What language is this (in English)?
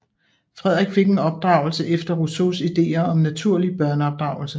Danish